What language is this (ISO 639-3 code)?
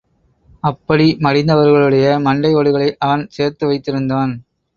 tam